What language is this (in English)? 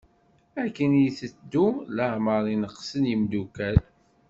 Kabyle